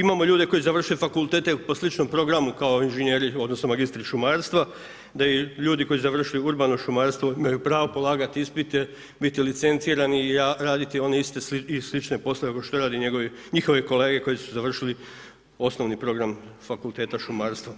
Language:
Croatian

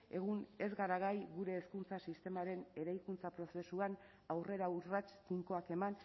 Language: Basque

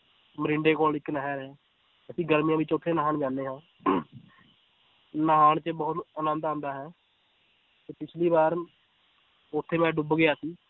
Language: Punjabi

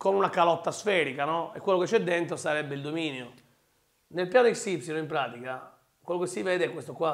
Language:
Italian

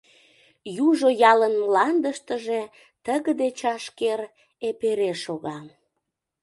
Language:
Mari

